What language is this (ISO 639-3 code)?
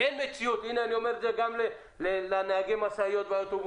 heb